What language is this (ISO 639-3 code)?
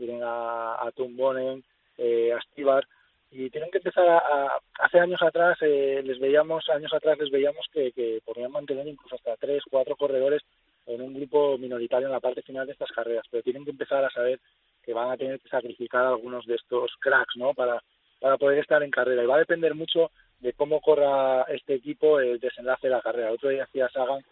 spa